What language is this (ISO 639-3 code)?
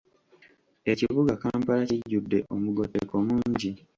lug